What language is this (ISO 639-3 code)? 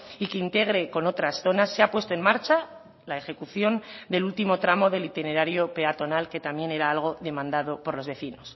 spa